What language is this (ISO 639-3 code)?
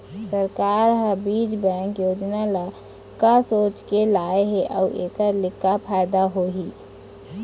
hne